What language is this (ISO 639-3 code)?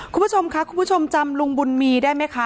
tha